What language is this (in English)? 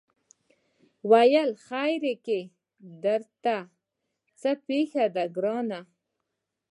Pashto